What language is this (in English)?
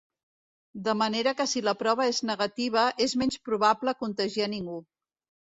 Catalan